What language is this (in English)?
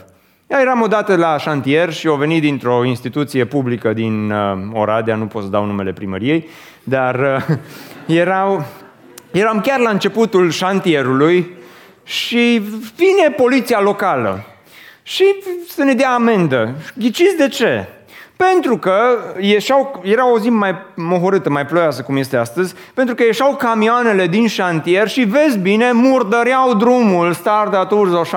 Romanian